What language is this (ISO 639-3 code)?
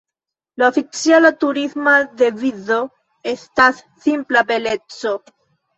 epo